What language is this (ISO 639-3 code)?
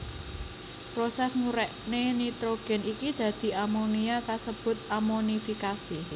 jav